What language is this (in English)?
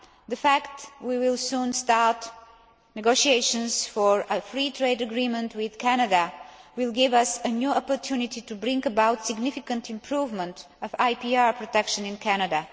English